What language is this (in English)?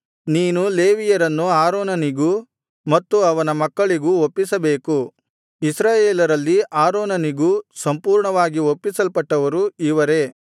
Kannada